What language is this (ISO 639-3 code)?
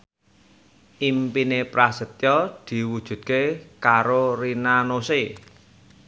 jav